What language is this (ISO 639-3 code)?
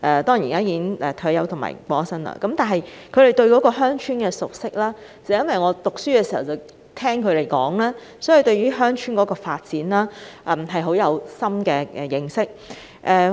yue